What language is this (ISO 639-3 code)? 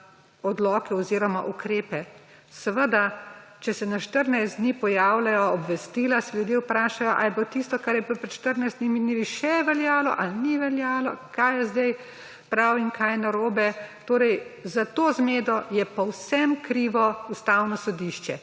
slv